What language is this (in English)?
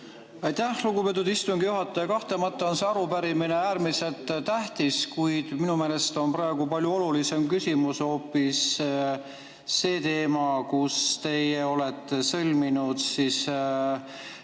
Estonian